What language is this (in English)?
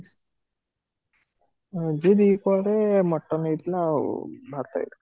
Odia